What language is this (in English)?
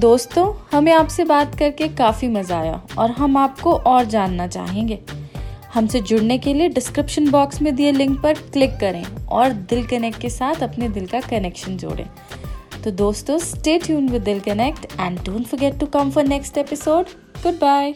Hindi